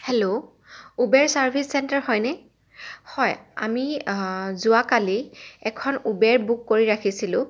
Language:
Assamese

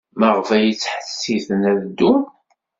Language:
Kabyle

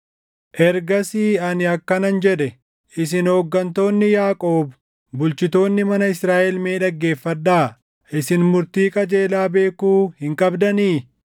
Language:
Oromo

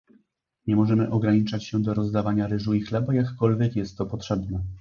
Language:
Polish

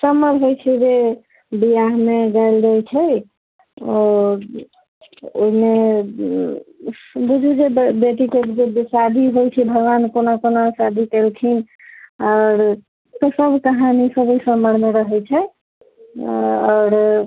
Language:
Maithili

